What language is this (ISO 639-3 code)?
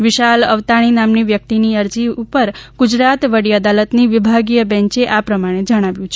guj